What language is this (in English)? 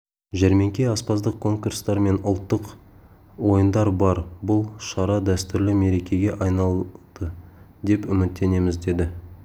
Kazakh